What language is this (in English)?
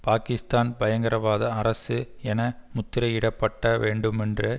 Tamil